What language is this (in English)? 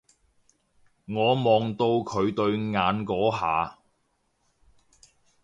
Cantonese